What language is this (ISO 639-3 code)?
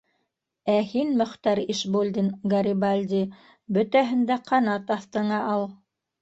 bak